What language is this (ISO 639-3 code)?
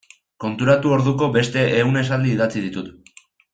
eus